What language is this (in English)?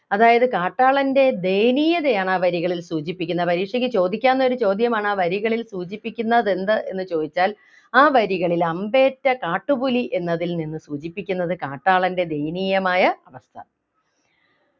Malayalam